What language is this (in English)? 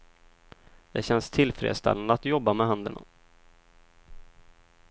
Swedish